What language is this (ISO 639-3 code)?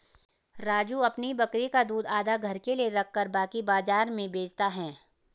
hin